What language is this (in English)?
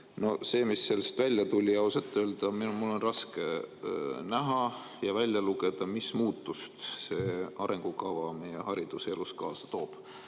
Estonian